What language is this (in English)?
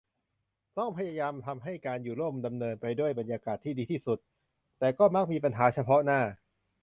Thai